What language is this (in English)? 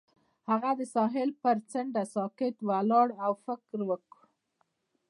Pashto